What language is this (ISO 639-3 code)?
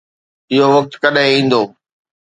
snd